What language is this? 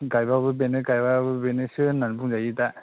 Bodo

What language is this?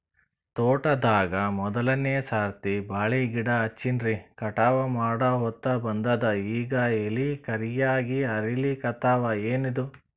Kannada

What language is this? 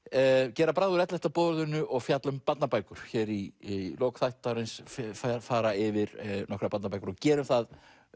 Icelandic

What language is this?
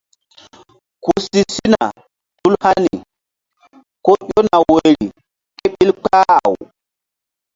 Mbum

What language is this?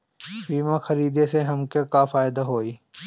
Bhojpuri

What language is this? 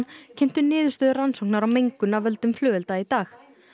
Icelandic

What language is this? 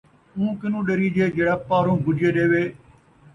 Saraiki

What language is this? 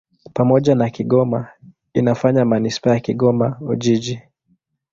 Swahili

